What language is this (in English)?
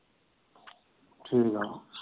Punjabi